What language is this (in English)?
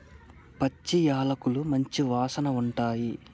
Telugu